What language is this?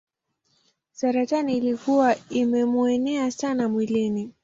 Swahili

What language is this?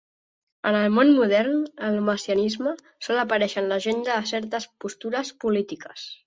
Catalan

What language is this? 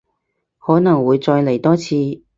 Cantonese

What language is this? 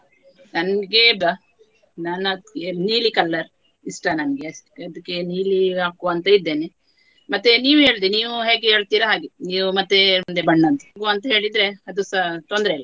Kannada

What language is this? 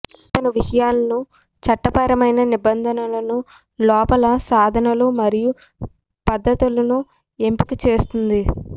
Telugu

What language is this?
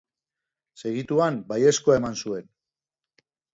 Basque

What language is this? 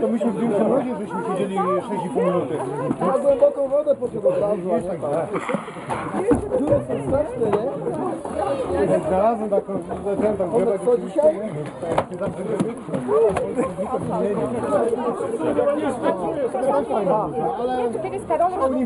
Polish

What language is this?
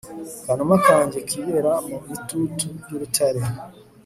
Kinyarwanda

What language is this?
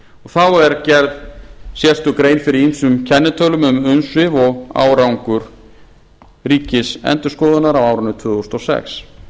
Icelandic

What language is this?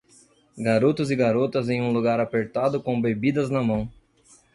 Portuguese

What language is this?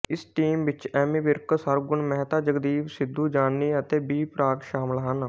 Punjabi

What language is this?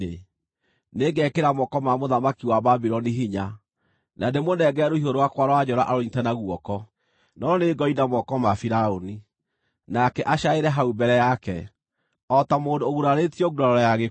Kikuyu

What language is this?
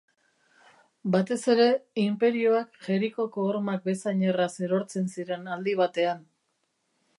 Basque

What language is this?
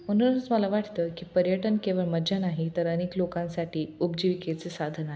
Marathi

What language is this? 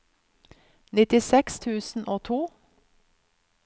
Norwegian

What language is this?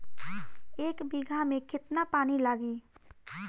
Bhojpuri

